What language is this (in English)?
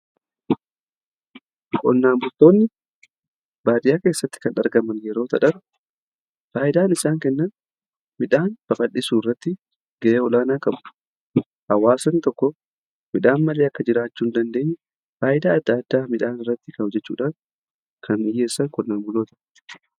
Oromo